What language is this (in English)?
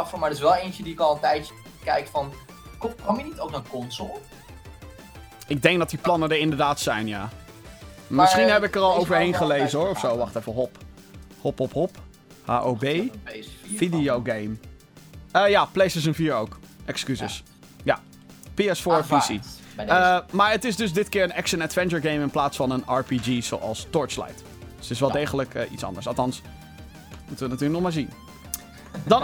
Dutch